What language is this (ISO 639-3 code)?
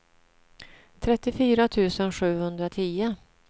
swe